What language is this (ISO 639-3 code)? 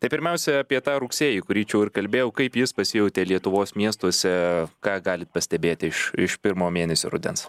lit